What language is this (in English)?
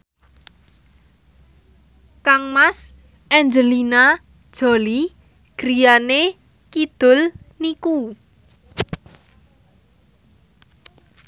Javanese